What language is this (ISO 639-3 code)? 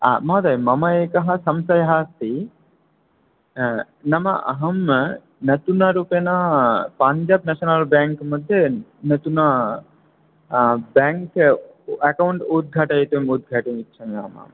san